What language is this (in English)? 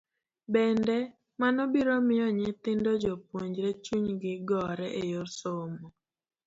Luo (Kenya and Tanzania)